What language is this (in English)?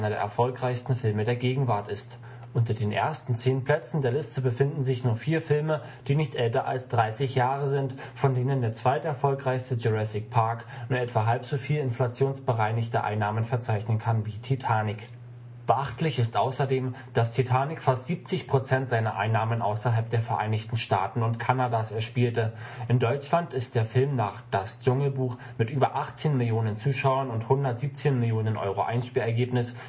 German